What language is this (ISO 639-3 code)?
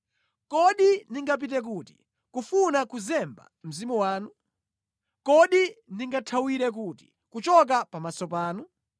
nya